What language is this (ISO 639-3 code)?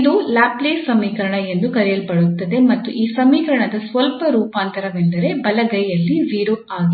kan